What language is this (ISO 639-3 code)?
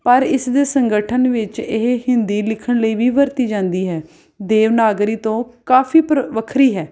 pan